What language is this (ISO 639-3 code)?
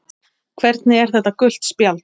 isl